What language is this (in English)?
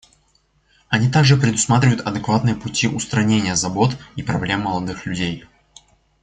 Russian